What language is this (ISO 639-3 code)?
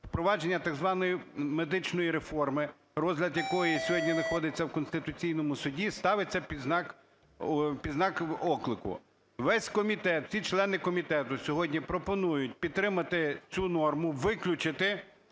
ukr